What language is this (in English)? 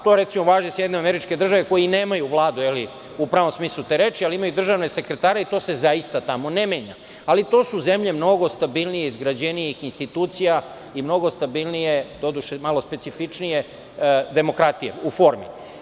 Serbian